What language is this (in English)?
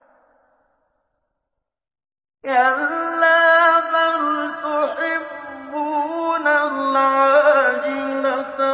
Arabic